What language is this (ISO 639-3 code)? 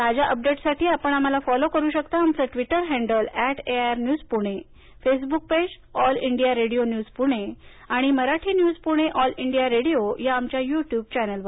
mar